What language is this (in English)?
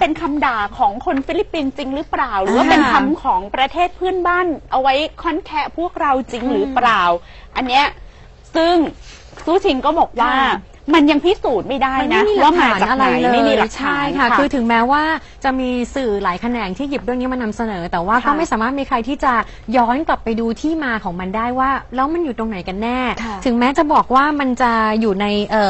Thai